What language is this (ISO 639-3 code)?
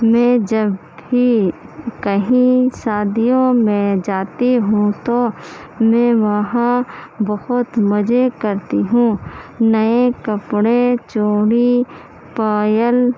urd